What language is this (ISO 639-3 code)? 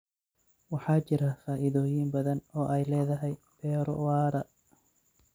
som